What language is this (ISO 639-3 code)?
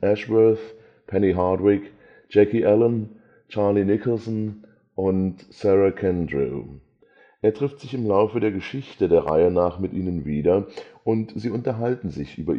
deu